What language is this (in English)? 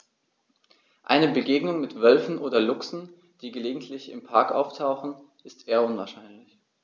German